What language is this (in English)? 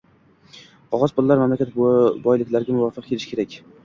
Uzbek